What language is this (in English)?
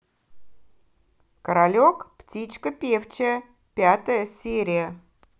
Russian